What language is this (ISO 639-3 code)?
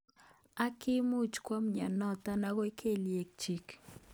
kln